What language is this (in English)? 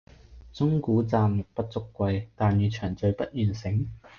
Cantonese